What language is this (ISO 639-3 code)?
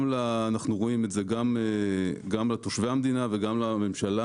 heb